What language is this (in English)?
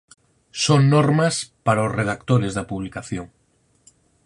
Galician